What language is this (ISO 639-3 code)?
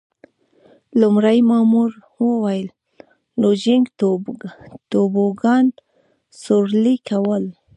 pus